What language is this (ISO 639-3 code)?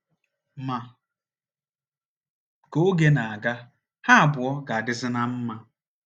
ibo